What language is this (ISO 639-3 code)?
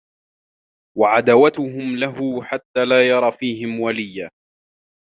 ara